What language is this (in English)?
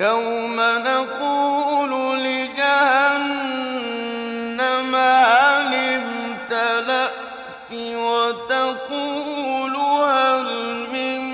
Arabic